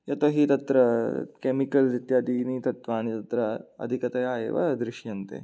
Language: Sanskrit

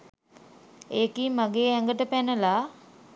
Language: Sinhala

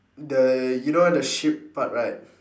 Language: English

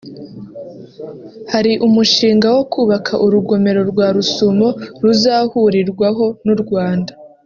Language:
Kinyarwanda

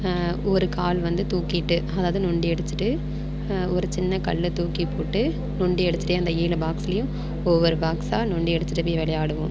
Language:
Tamil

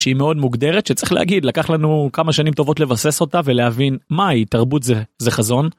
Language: Hebrew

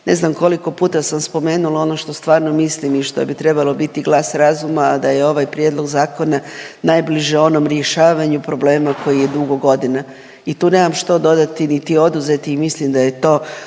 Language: Croatian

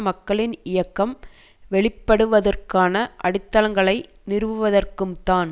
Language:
Tamil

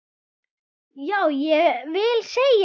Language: Icelandic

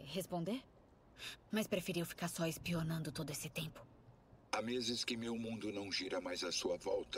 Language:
Portuguese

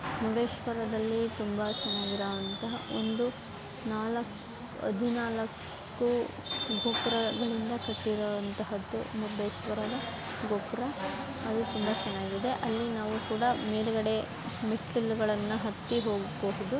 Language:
Kannada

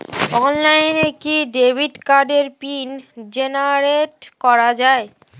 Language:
Bangla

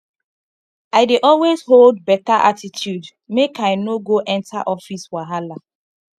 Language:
Nigerian Pidgin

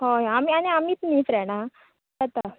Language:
Konkani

